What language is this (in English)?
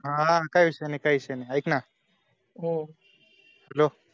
Marathi